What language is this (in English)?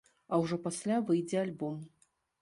Belarusian